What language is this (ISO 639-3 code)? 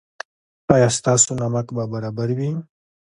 pus